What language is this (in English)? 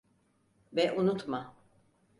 Turkish